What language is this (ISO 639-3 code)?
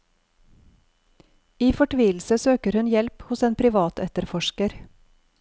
nor